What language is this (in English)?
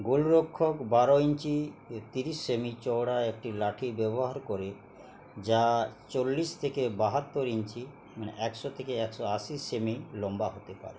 Bangla